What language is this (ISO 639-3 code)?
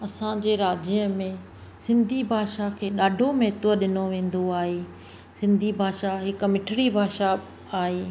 snd